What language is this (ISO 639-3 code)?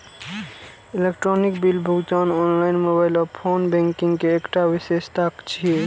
mai